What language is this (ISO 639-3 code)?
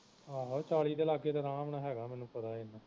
pan